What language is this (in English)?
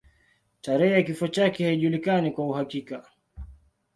Swahili